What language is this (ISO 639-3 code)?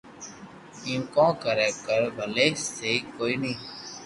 lrk